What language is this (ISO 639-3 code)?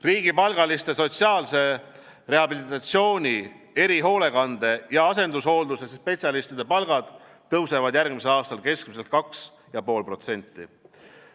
est